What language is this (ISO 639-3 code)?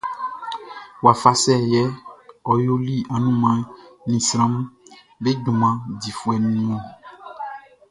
bci